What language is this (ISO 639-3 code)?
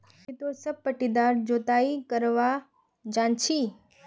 mag